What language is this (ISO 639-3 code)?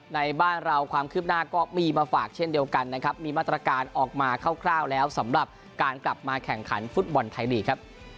tha